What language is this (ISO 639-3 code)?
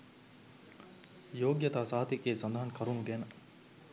sin